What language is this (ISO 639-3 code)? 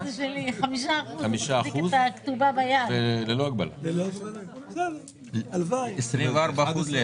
heb